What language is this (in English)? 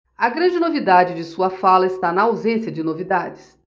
Portuguese